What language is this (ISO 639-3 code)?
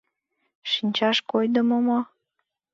chm